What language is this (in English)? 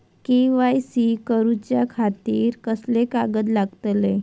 Marathi